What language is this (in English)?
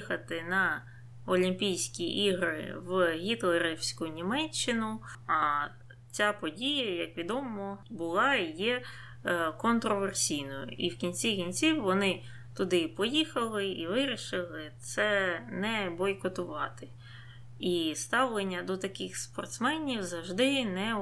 Ukrainian